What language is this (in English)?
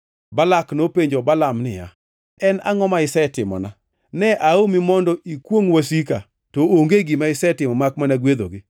Luo (Kenya and Tanzania)